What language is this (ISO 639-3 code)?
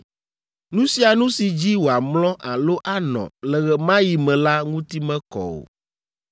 ewe